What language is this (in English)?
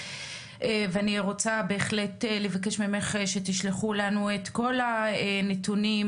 Hebrew